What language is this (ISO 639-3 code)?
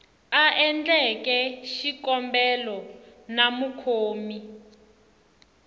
tso